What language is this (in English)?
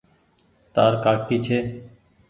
Goaria